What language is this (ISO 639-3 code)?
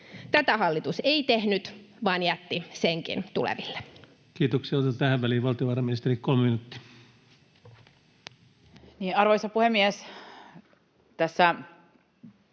fin